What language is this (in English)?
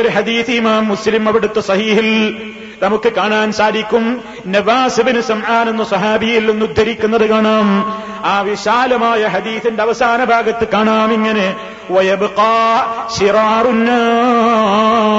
Malayalam